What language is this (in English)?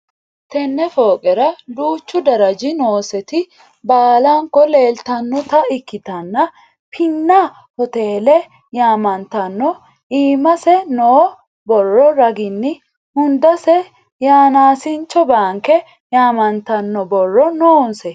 Sidamo